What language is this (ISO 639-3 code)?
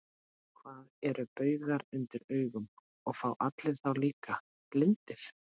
isl